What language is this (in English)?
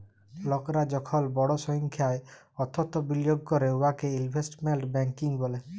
Bangla